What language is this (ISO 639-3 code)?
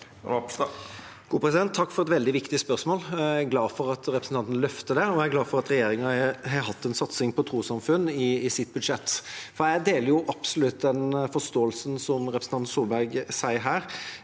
nor